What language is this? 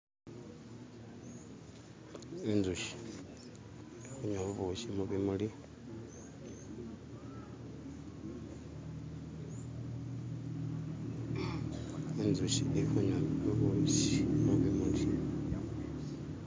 Masaaba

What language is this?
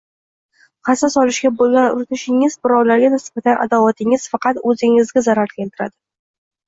Uzbek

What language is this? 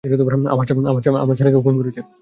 Bangla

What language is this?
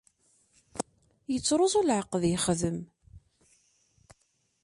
Kabyle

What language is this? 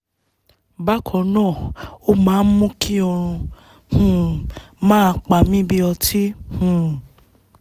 Yoruba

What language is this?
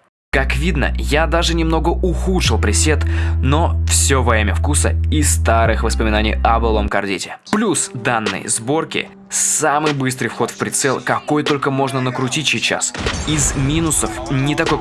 Russian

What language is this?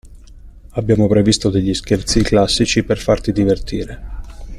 Italian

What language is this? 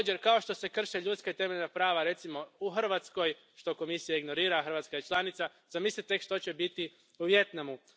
Croatian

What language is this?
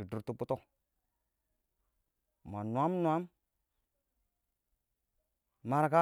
Awak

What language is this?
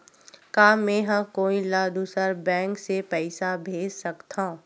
Chhattisgarhi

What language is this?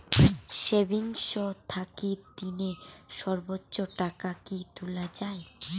Bangla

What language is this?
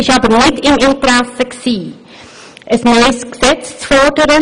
Swiss German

